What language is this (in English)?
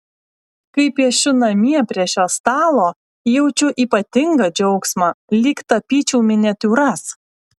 Lithuanian